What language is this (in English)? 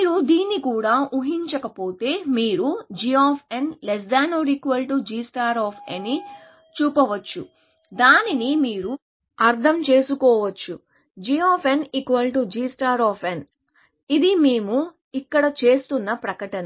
Telugu